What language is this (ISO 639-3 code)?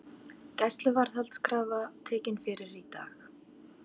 isl